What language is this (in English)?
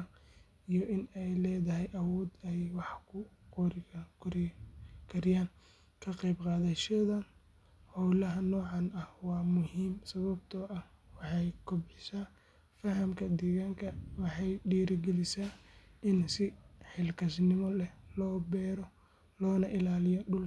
Somali